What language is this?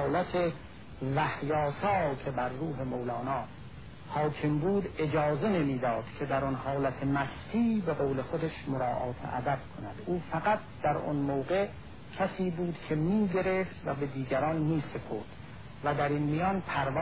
Persian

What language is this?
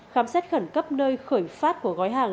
Vietnamese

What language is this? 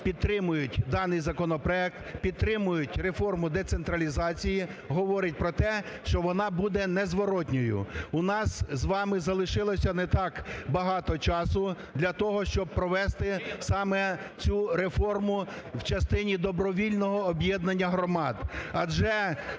Ukrainian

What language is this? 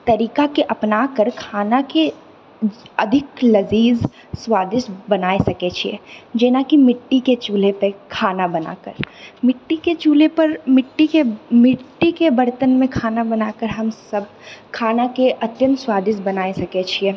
Maithili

